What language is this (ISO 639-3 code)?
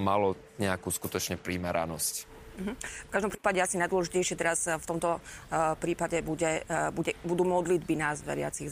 slk